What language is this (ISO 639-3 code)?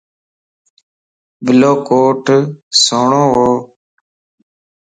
lss